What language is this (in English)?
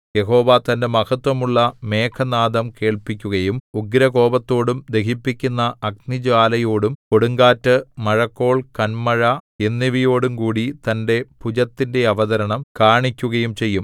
Malayalam